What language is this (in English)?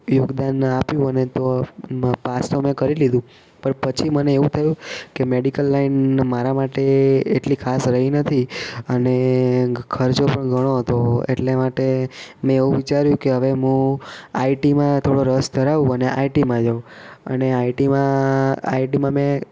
Gujarati